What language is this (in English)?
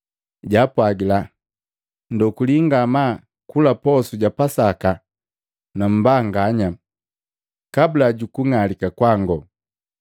Matengo